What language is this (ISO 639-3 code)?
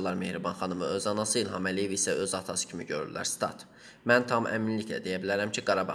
aze